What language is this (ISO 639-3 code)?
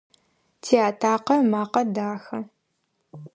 ady